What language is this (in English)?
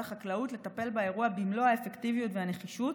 Hebrew